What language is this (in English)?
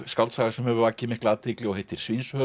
Icelandic